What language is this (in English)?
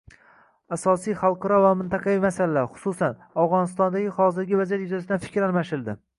Uzbek